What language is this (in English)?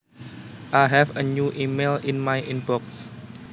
Javanese